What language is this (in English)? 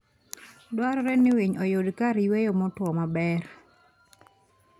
Luo (Kenya and Tanzania)